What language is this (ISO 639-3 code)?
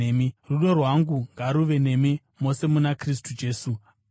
sna